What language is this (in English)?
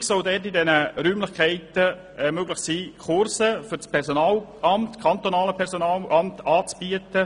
Swiss German